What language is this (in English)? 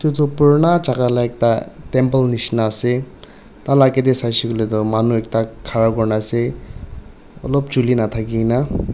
Naga Pidgin